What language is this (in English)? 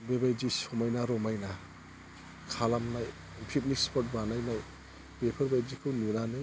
Bodo